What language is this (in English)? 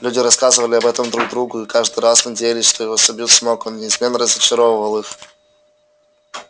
Russian